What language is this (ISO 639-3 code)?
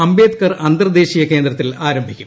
mal